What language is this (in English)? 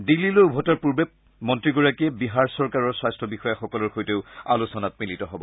Assamese